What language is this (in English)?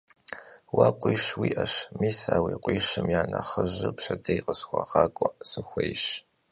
Kabardian